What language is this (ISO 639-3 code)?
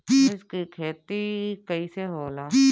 bho